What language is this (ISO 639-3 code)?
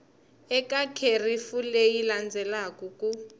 tso